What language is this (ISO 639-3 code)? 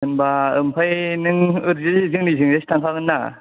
brx